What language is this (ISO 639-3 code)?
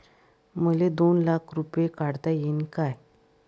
mar